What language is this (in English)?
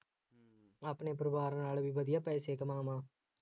Punjabi